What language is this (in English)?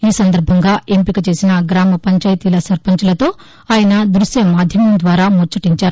Telugu